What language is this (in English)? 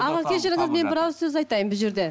Kazakh